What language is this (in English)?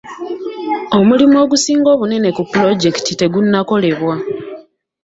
Ganda